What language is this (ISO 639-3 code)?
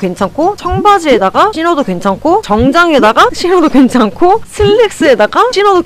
kor